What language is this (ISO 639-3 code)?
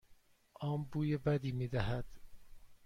fas